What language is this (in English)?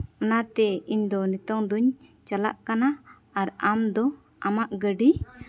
Santali